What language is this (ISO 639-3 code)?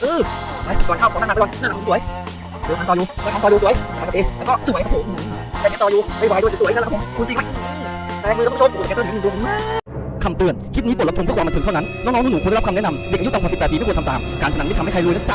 tha